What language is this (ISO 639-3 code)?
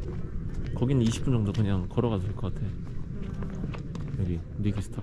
kor